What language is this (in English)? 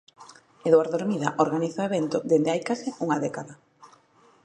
Galician